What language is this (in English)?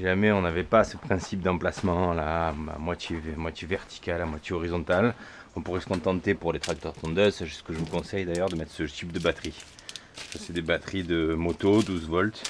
French